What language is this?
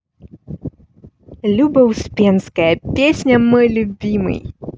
Russian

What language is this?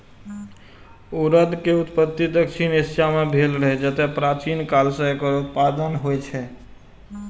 Maithili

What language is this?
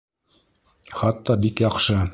Bashkir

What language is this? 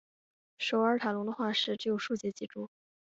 Chinese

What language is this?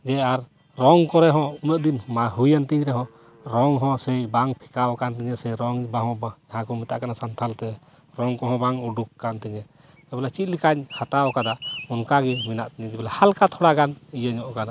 Santali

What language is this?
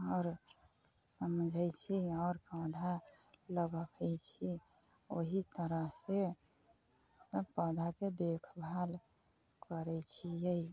Maithili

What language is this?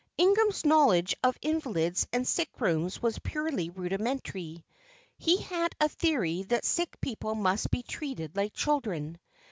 English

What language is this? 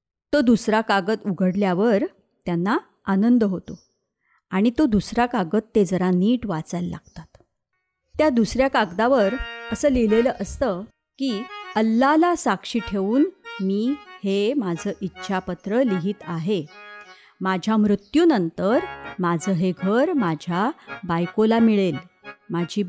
Marathi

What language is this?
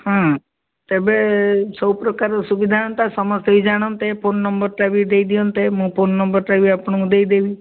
Odia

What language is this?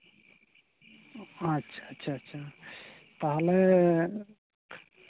Santali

